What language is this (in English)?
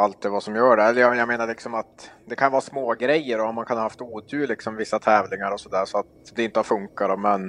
Swedish